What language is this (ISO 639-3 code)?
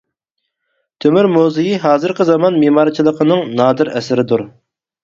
uig